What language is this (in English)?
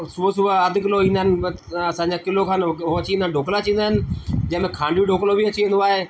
Sindhi